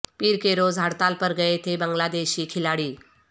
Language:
Urdu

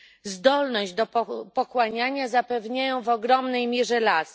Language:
Polish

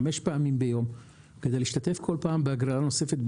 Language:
Hebrew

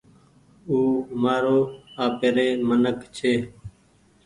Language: Goaria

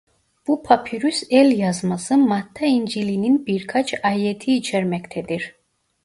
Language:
Turkish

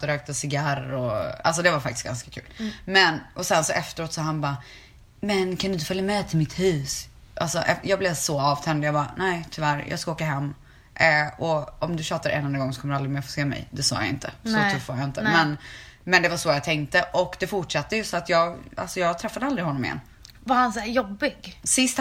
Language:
Swedish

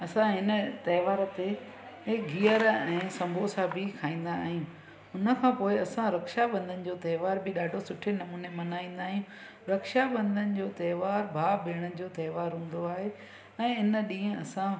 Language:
Sindhi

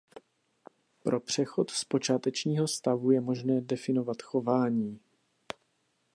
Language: Czech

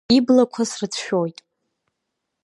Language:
Abkhazian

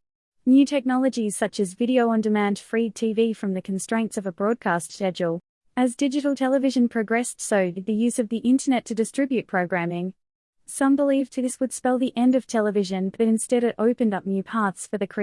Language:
English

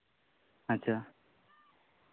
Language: Santali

